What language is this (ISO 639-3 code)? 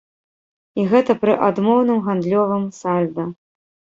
bel